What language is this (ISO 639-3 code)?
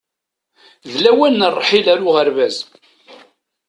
kab